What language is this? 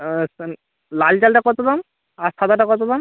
Bangla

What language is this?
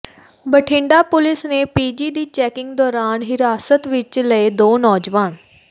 Punjabi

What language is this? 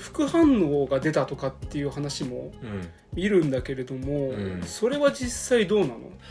Japanese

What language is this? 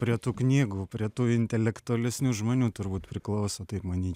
Lithuanian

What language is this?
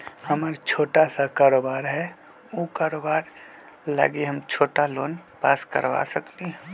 Magahi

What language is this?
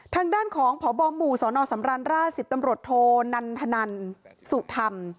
Thai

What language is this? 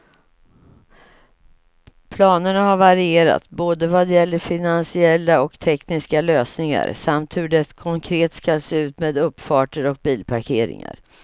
Swedish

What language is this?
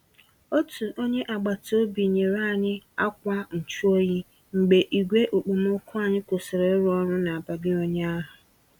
Igbo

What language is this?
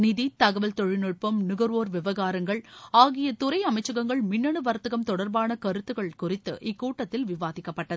Tamil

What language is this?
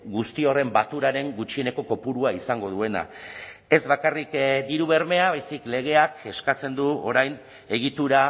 Basque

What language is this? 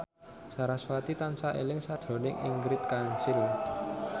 Javanese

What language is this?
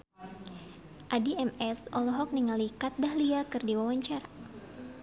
Sundanese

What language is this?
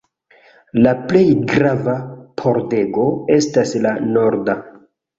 Esperanto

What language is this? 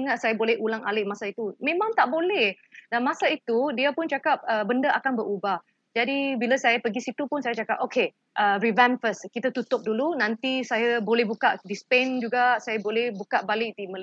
Malay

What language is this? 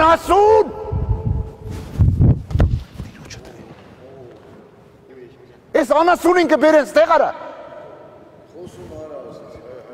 Turkish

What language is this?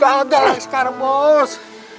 Indonesian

